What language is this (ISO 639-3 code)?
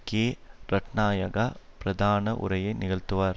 tam